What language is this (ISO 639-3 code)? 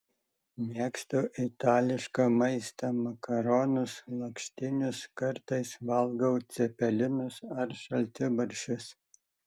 lit